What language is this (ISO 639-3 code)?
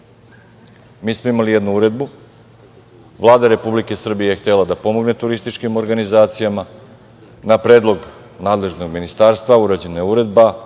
srp